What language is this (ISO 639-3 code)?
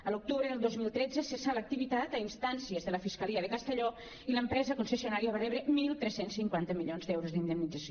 cat